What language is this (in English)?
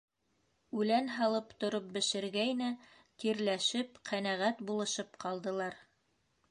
Bashkir